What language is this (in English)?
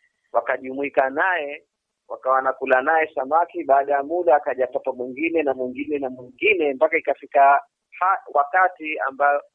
Swahili